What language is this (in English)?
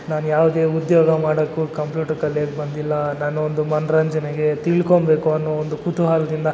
Kannada